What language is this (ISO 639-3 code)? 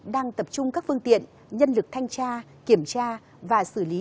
vie